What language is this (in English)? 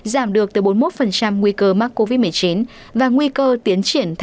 Vietnamese